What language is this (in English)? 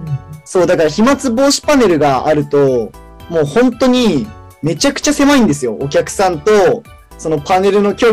Japanese